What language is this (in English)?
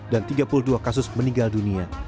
Indonesian